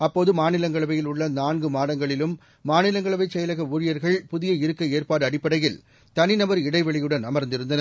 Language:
Tamil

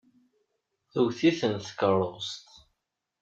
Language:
Kabyle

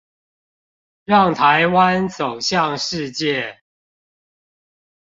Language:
Chinese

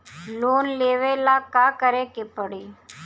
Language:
Bhojpuri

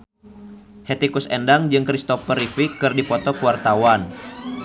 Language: Sundanese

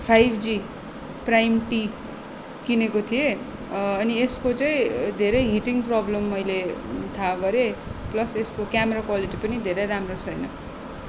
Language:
Nepali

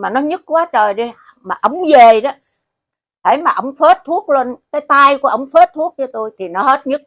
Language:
Vietnamese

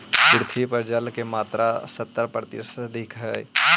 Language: Magahi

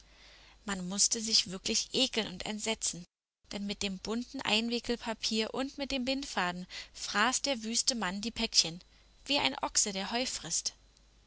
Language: German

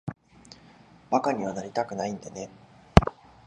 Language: Japanese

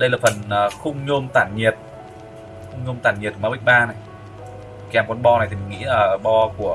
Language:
Vietnamese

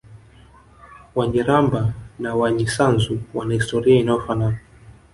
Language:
Swahili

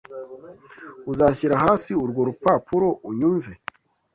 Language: Kinyarwanda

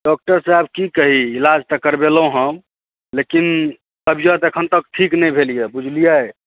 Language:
Maithili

